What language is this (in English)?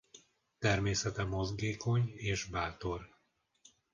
Hungarian